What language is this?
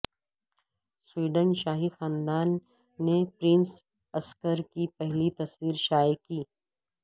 Urdu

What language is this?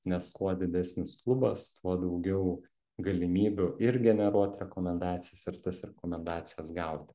Lithuanian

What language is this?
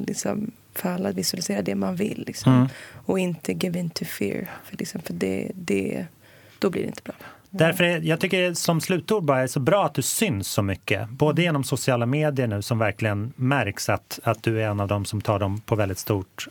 Swedish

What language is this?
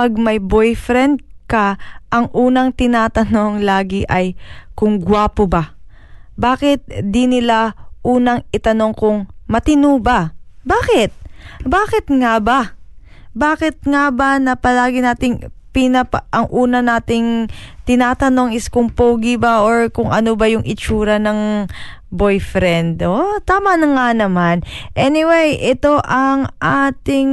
Filipino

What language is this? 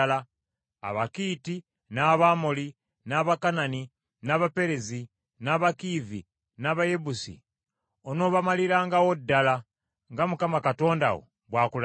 Ganda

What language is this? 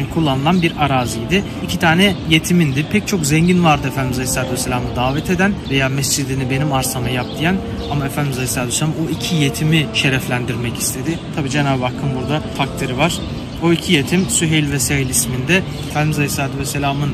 Turkish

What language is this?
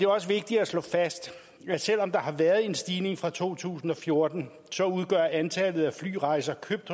Danish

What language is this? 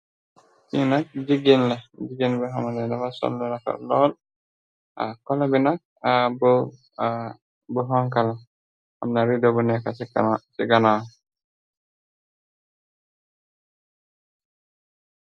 Wolof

